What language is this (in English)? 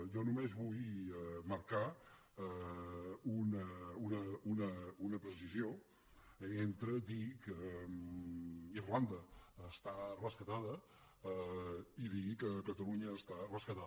Catalan